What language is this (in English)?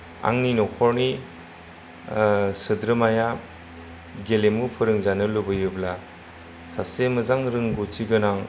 Bodo